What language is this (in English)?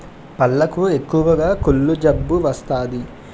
Telugu